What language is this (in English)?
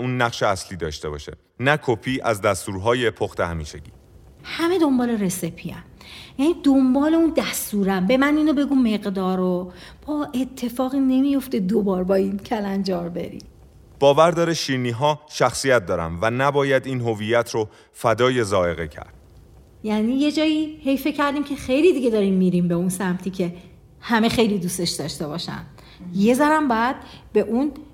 Persian